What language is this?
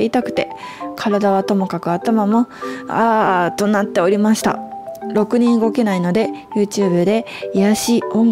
Japanese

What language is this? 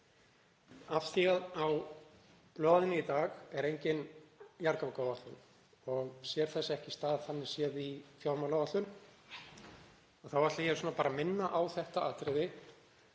Icelandic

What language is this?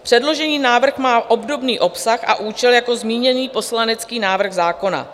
Czech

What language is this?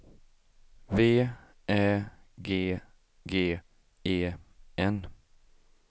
Swedish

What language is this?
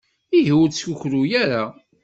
Kabyle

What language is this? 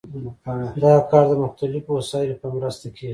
Pashto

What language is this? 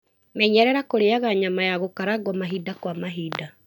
Kikuyu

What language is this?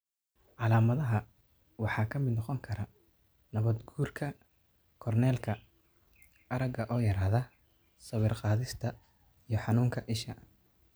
Somali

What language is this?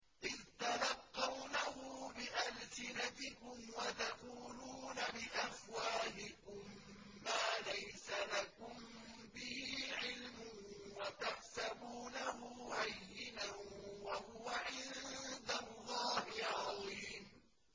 Arabic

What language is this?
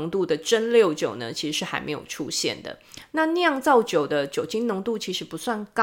Chinese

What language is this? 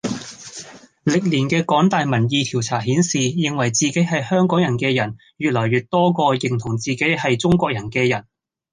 Cantonese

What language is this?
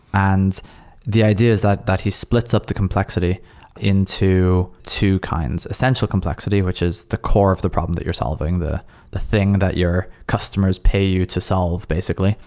English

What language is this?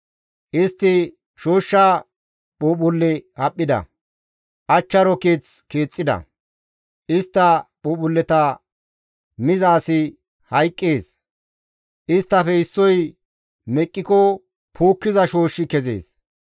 Gamo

